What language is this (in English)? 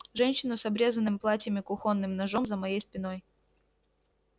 Russian